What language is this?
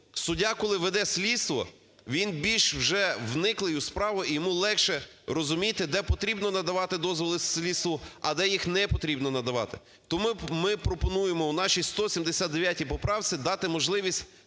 Ukrainian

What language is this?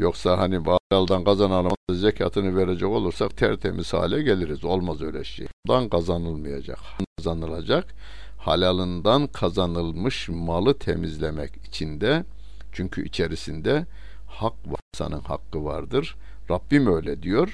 Turkish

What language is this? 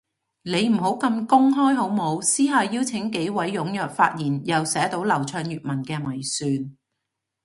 Cantonese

